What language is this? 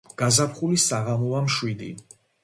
Georgian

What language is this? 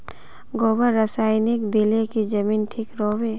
Magahi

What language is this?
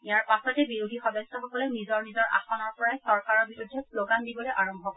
Assamese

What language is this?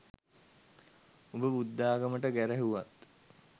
Sinhala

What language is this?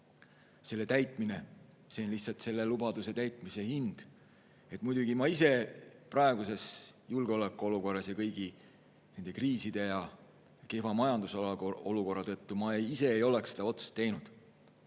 Estonian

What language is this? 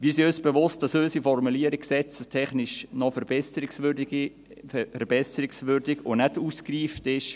Swiss German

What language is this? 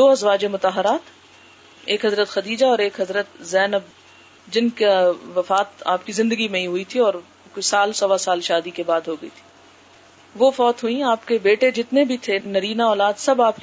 Urdu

